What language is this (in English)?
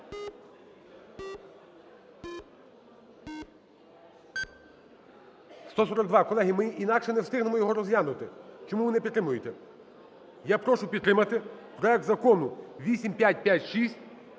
Ukrainian